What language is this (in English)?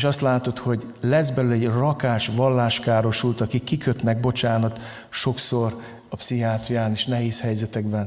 Hungarian